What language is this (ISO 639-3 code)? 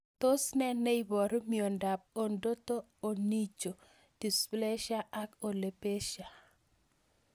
kln